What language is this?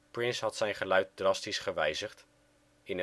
Dutch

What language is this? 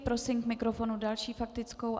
Czech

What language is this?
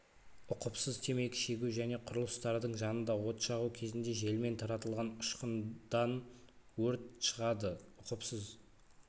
Kazakh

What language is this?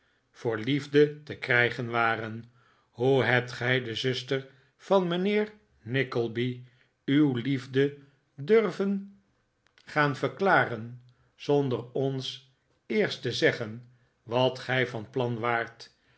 Dutch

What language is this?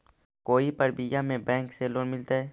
Magahi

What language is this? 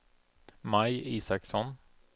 Swedish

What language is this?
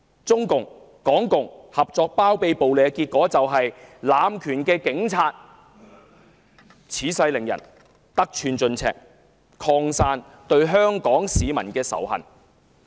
Cantonese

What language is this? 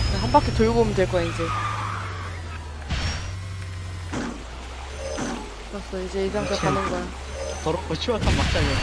Korean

